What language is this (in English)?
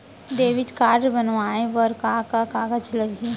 Chhattisgarhi